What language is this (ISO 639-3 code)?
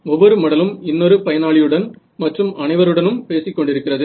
tam